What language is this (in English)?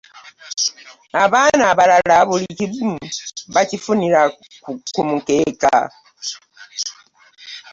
Ganda